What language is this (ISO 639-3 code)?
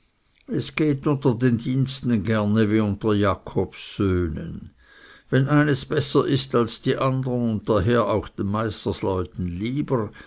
deu